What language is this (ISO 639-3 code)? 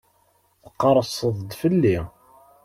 kab